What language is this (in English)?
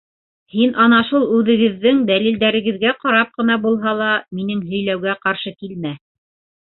Bashkir